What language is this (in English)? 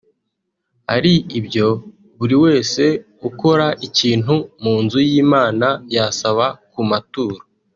Kinyarwanda